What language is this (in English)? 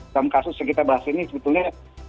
Indonesian